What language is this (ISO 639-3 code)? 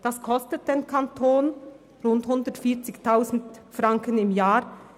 gsw